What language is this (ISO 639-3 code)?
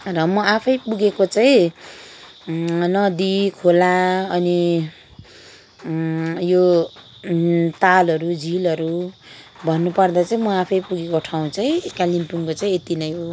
nep